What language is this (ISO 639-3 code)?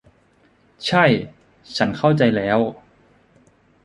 tha